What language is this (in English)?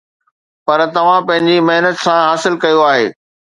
Sindhi